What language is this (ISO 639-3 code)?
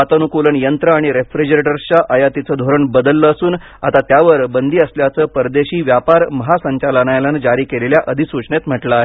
mar